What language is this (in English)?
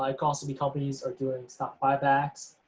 English